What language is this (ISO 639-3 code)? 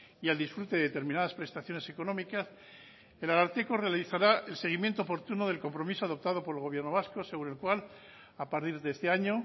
spa